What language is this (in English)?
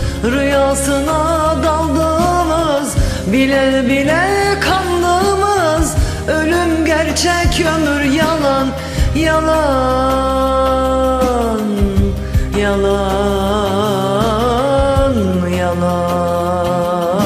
Turkish